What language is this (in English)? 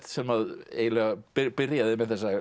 Icelandic